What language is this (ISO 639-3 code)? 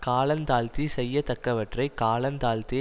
tam